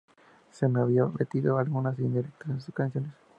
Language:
Spanish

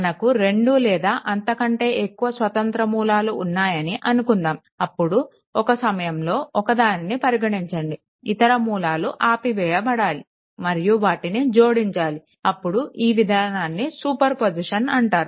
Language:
Telugu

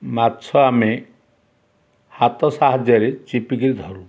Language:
Odia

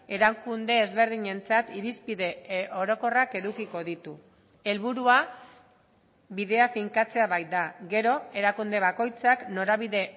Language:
Basque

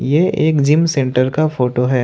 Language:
Hindi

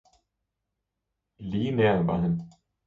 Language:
Danish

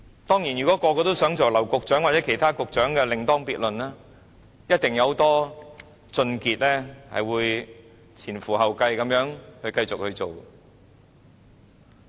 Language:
Cantonese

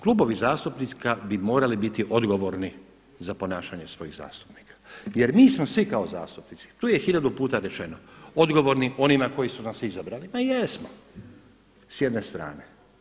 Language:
Croatian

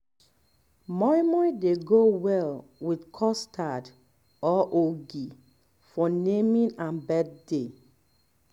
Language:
Nigerian Pidgin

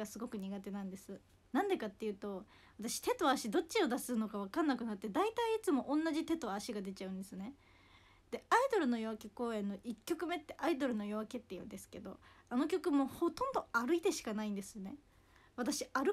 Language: Japanese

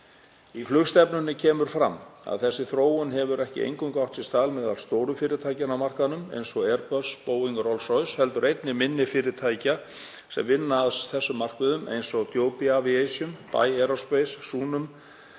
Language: Icelandic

